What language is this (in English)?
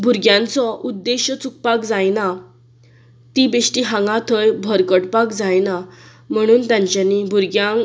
Konkani